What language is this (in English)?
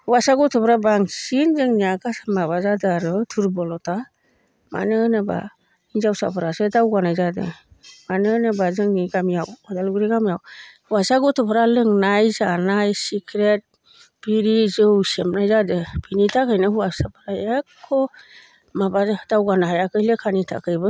Bodo